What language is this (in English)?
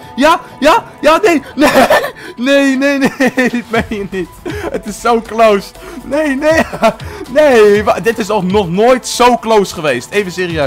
Dutch